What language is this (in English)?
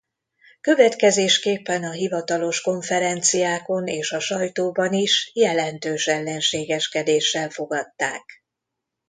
Hungarian